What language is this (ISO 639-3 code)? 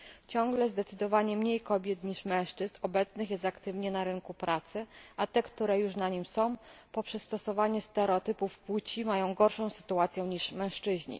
pol